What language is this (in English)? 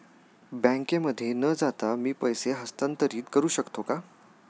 Marathi